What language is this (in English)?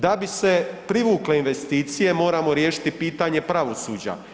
Croatian